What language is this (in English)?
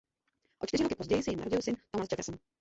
Czech